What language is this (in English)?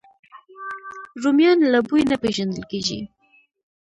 Pashto